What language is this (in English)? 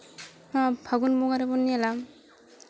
Santali